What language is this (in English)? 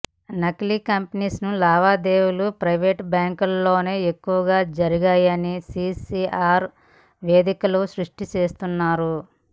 Telugu